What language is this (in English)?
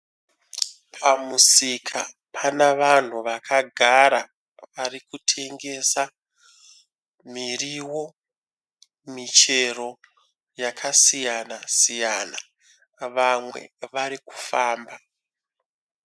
Shona